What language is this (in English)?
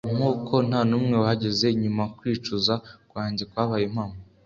Kinyarwanda